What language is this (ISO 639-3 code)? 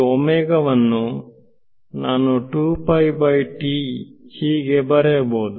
kan